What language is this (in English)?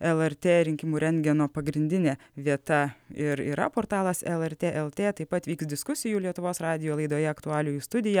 Lithuanian